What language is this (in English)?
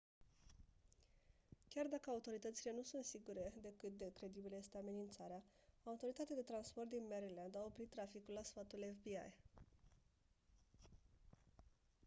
Romanian